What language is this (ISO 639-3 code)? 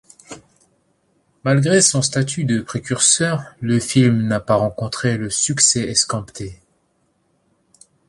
fra